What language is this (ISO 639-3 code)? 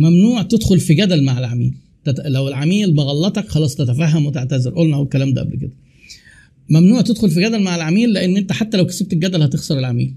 ara